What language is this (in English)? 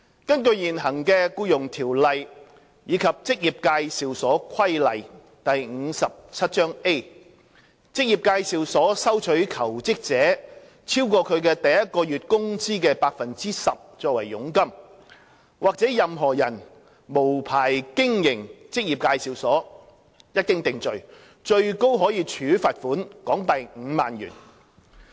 Cantonese